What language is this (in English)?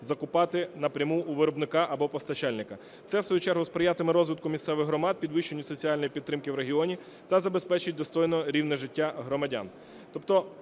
Ukrainian